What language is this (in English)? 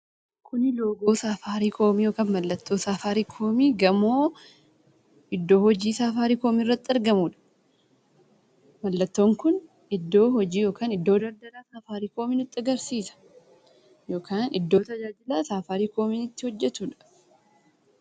Oromo